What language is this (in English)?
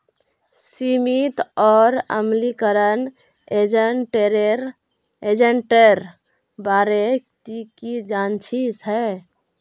Magahi